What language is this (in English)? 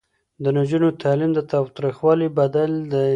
Pashto